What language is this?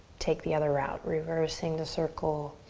English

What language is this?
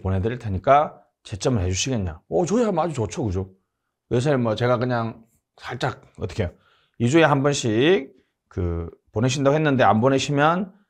Korean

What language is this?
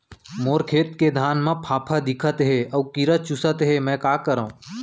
Chhattisgarhi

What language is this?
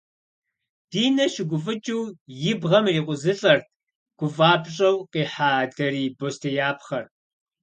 Kabardian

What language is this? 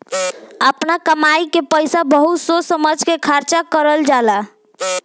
Bhojpuri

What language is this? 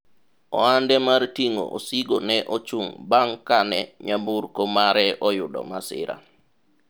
Luo (Kenya and Tanzania)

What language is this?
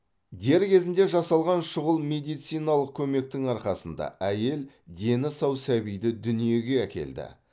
Kazakh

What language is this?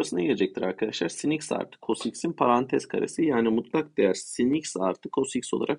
Turkish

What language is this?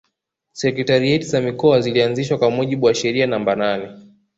Swahili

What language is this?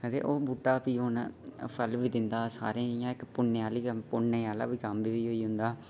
Dogri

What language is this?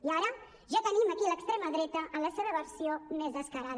Catalan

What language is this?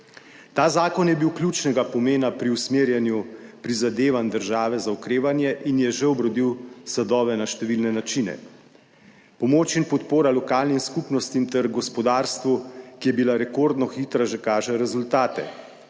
Slovenian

